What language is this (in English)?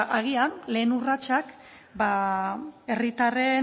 Basque